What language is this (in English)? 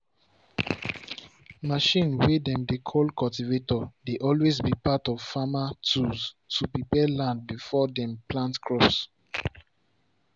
Nigerian Pidgin